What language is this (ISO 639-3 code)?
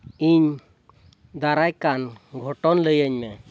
sat